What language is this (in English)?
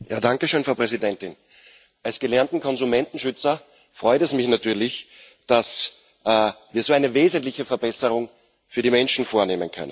German